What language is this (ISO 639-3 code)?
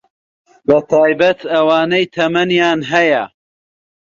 ckb